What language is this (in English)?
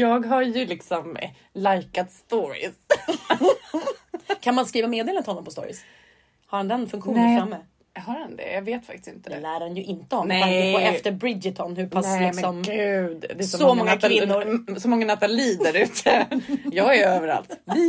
Swedish